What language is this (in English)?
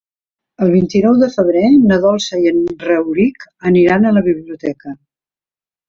Catalan